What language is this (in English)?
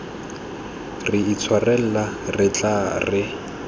Tswana